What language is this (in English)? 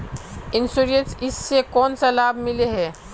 Magahi